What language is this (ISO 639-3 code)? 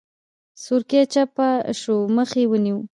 pus